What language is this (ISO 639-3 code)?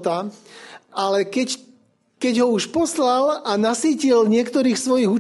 slk